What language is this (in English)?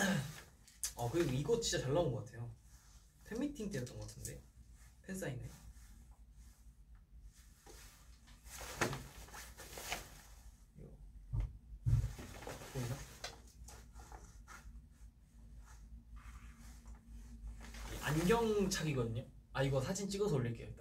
Korean